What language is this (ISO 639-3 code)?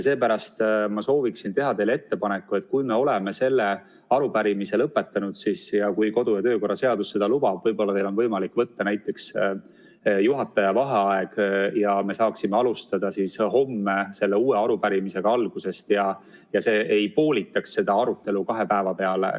est